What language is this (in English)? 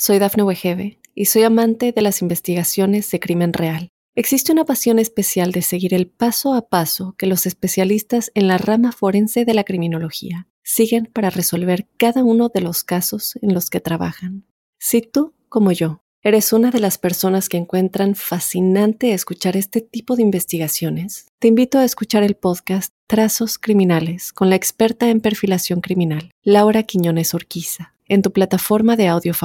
Spanish